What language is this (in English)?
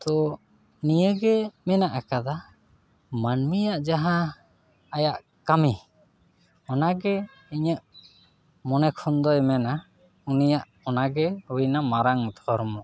Santali